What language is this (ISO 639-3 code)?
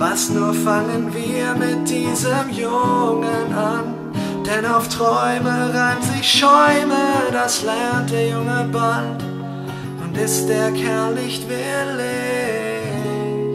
deu